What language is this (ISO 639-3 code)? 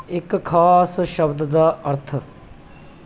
pan